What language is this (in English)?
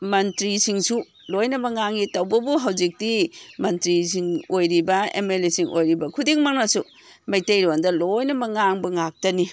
Manipuri